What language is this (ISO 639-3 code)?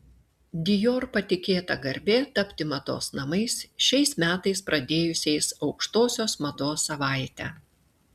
lit